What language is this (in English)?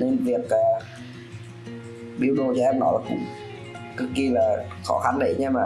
Vietnamese